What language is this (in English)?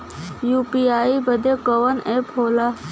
Bhojpuri